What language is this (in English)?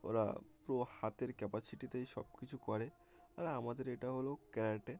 Bangla